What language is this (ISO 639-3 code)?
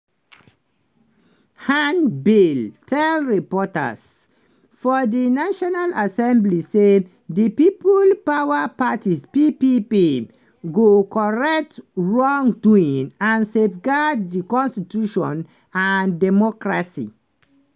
pcm